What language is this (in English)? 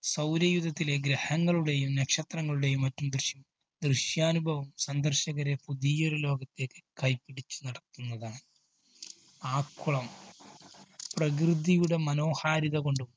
Malayalam